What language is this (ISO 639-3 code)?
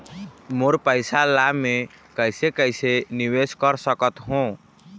hne